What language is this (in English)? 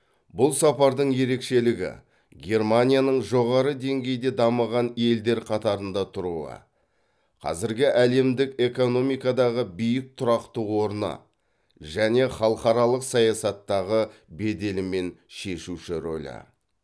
Kazakh